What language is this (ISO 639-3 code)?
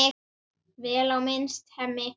isl